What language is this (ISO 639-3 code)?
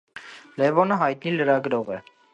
hye